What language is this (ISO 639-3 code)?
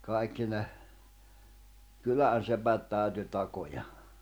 fin